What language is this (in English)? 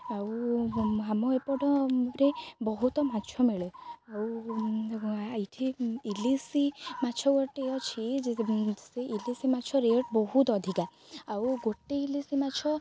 Odia